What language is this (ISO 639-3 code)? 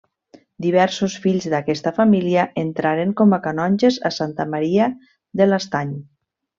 cat